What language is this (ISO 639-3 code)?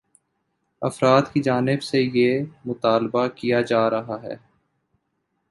urd